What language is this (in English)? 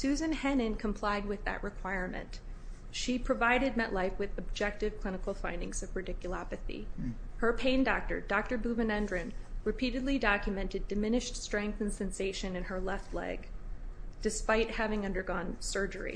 English